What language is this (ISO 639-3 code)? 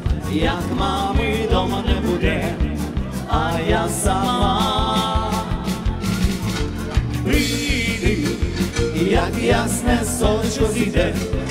ron